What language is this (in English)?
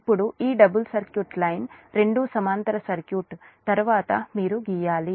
Telugu